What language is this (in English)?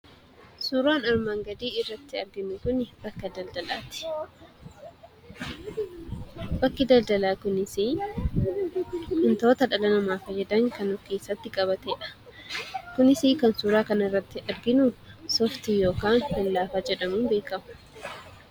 Oromo